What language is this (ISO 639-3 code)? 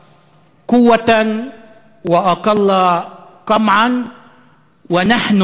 heb